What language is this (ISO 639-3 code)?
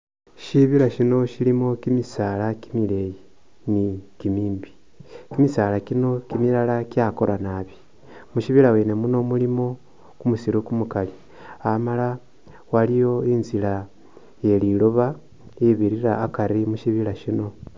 myx